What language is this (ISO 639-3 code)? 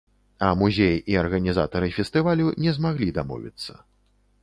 bel